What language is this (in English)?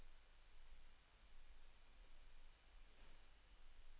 Norwegian